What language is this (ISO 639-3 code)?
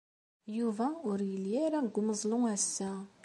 kab